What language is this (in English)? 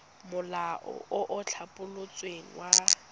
Tswana